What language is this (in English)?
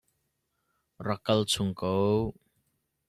Hakha Chin